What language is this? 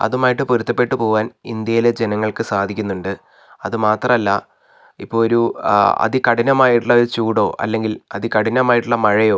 Malayalam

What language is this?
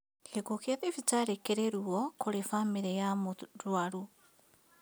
Kikuyu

